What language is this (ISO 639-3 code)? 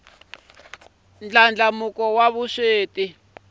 tso